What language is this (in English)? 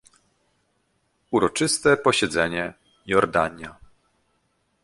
Polish